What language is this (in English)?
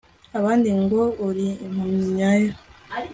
Kinyarwanda